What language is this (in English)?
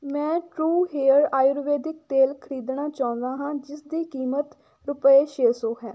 Punjabi